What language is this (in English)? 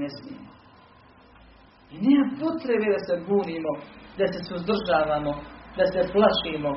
Croatian